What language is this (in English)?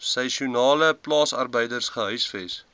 Afrikaans